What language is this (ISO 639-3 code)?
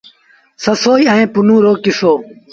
sbn